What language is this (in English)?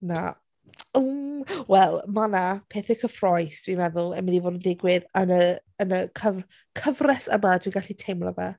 Welsh